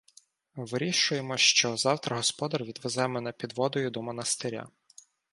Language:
Ukrainian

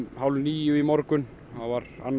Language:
Icelandic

